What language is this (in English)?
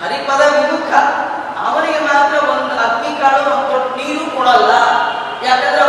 Kannada